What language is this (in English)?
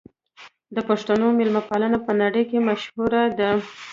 Pashto